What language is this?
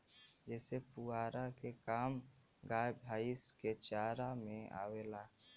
Bhojpuri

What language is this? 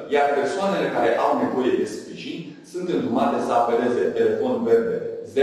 Romanian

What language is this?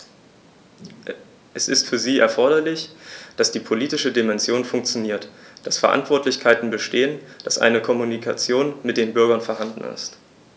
German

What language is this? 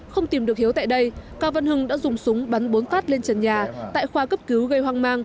Vietnamese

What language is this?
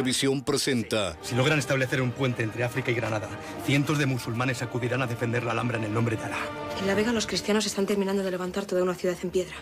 Spanish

